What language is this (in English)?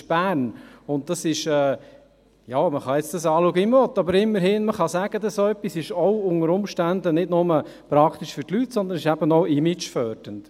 Swiss German